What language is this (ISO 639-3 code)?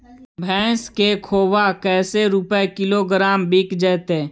mag